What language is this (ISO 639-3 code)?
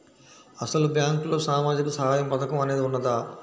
tel